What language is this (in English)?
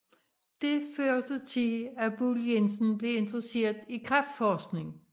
Danish